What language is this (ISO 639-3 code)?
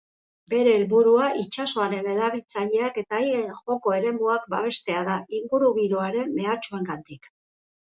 eus